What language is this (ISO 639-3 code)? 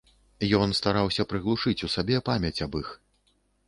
bel